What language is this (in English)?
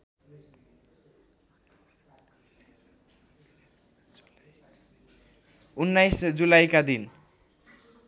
Nepali